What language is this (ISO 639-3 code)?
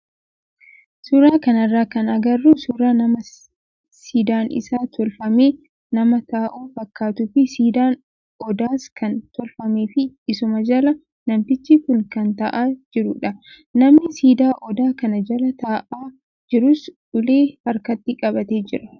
orm